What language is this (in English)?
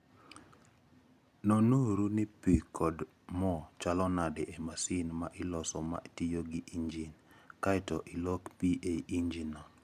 Luo (Kenya and Tanzania)